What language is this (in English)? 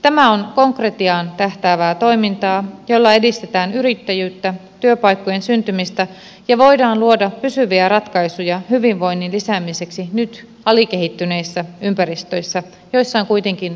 Finnish